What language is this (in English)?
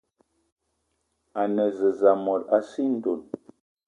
Eton (Cameroon)